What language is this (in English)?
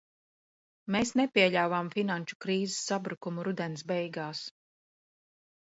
Latvian